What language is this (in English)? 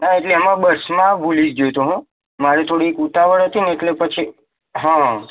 Gujarati